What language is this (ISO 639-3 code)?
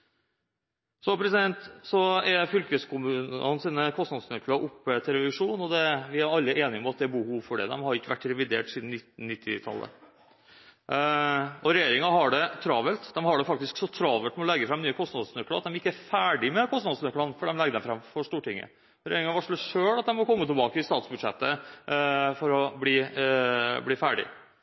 nob